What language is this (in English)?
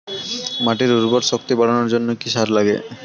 Bangla